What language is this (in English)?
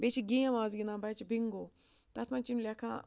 Kashmiri